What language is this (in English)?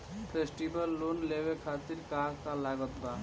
Bhojpuri